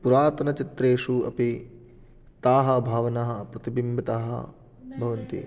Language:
Sanskrit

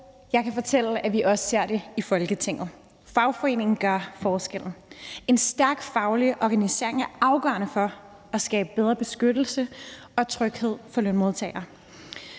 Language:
Danish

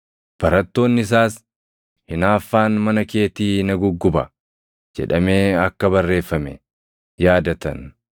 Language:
Oromo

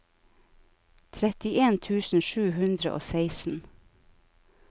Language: Norwegian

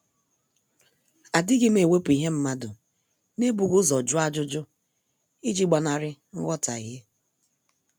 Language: Igbo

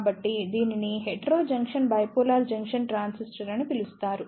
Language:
Telugu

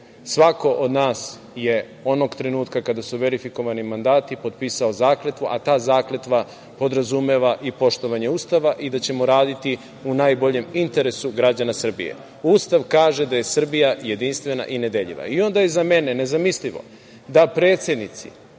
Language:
Serbian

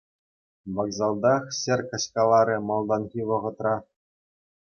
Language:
Chuvash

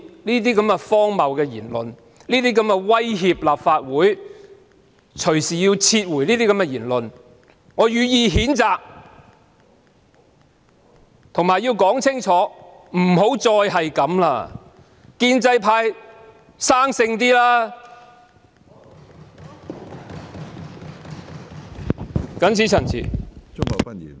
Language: Cantonese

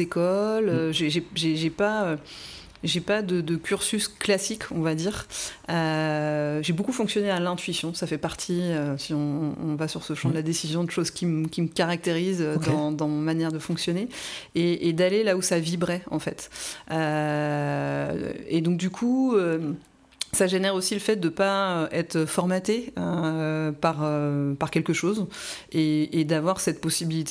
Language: French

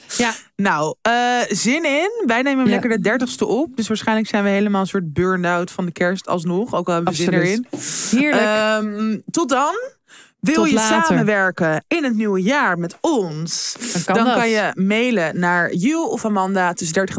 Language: Dutch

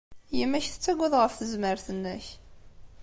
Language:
Kabyle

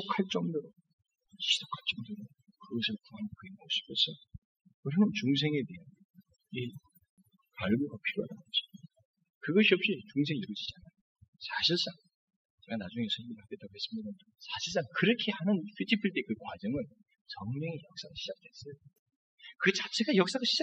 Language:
Korean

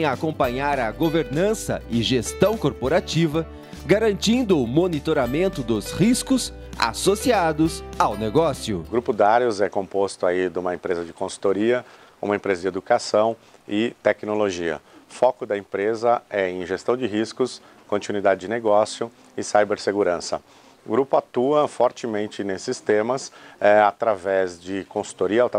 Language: Portuguese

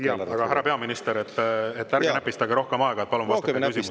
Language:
Estonian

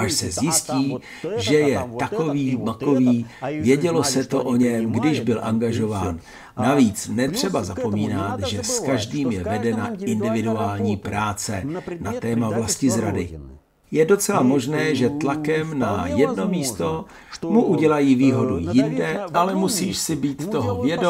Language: Czech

